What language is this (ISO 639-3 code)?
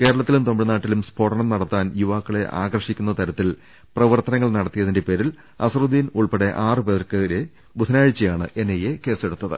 mal